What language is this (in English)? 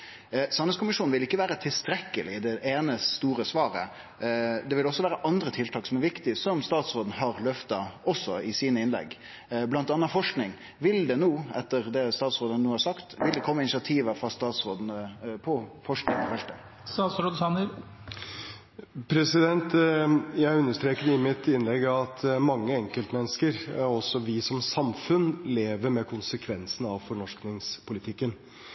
Norwegian